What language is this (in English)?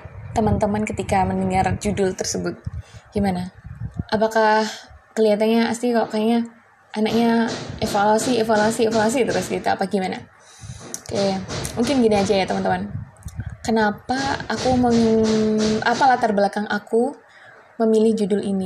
Indonesian